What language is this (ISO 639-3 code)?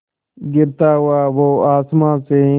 hin